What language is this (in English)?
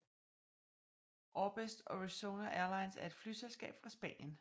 Danish